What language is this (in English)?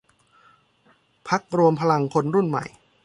Thai